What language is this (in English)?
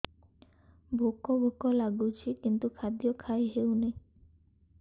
Odia